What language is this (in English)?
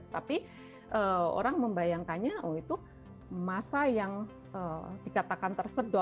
Indonesian